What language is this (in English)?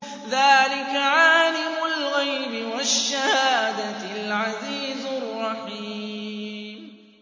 Arabic